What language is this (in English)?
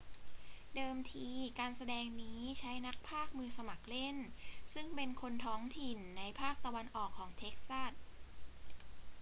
Thai